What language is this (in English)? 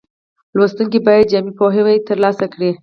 Pashto